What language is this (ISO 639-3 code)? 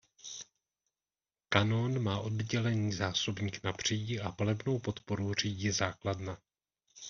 ces